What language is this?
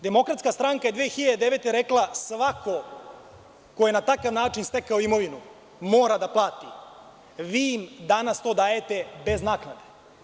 Serbian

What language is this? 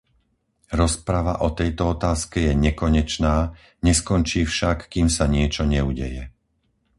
Slovak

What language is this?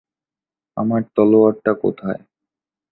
Bangla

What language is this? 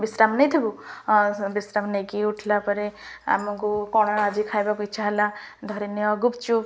Odia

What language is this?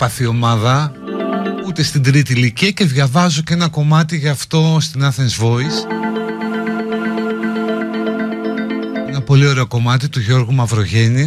Greek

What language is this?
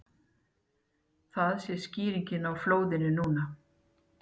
Icelandic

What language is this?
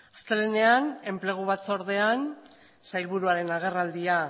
Basque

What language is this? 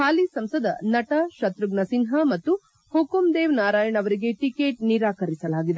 Kannada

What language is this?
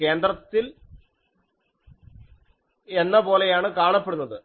Malayalam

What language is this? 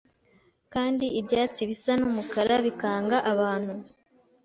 Kinyarwanda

